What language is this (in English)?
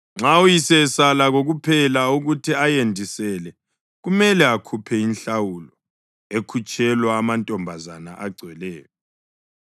North Ndebele